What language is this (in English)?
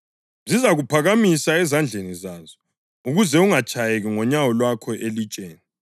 North Ndebele